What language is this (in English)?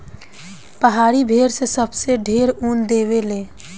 Bhojpuri